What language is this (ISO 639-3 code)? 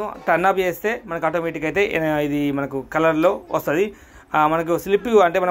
tel